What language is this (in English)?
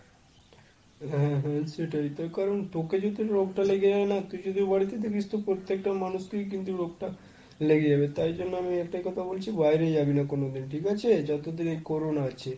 Bangla